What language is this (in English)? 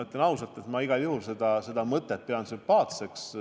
Estonian